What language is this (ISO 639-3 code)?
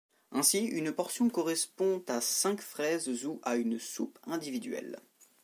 fra